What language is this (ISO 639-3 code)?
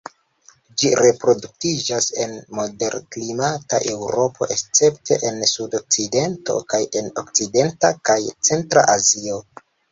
epo